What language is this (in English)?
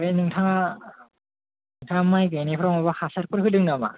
Bodo